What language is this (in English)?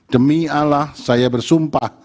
Indonesian